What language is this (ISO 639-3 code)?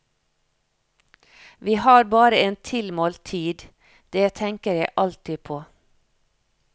nor